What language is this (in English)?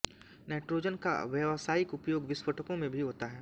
Hindi